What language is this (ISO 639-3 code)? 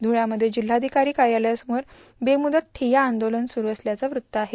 mar